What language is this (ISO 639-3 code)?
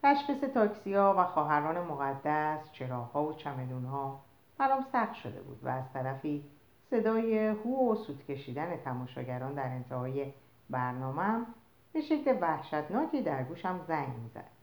fas